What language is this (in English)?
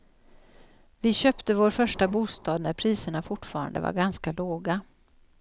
Swedish